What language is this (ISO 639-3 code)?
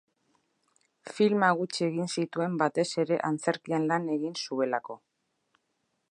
eus